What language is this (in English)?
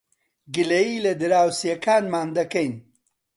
Central Kurdish